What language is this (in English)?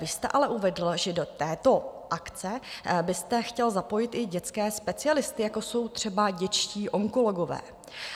Czech